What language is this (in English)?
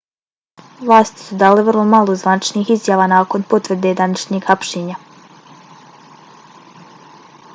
Bosnian